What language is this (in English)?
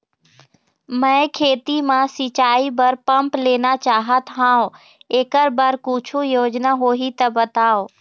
Chhattisgarhi